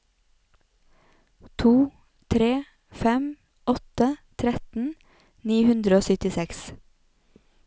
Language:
Norwegian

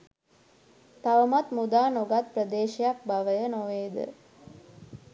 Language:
Sinhala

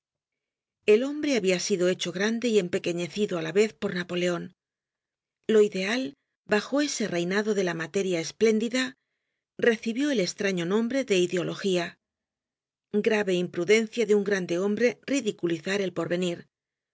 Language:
Spanish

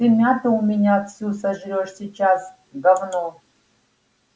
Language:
Russian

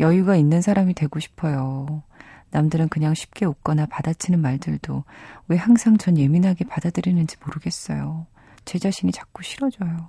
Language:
Korean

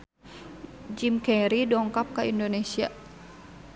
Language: Sundanese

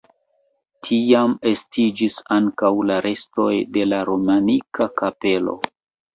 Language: Esperanto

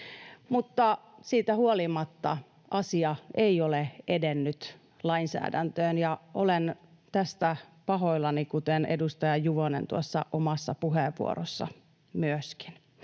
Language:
Finnish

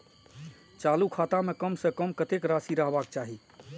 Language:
Maithili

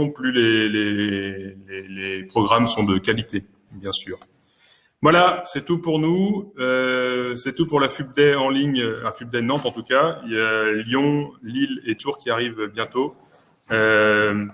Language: French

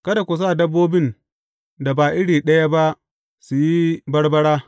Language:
Hausa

